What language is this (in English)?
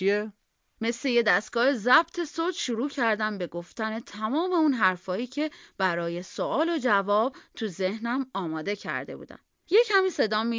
Persian